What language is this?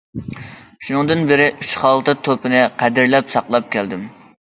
Uyghur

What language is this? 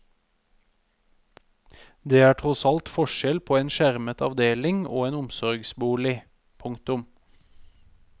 Norwegian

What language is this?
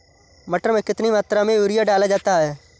Hindi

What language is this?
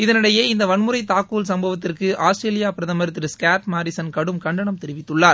Tamil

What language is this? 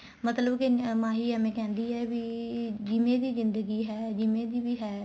Punjabi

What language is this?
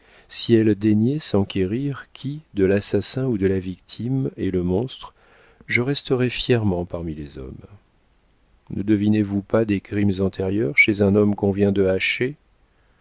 French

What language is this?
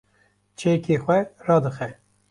Kurdish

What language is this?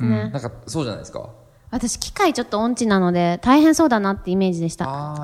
Japanese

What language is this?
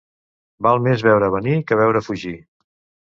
Catalan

